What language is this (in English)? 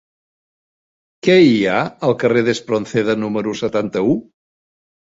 Catalan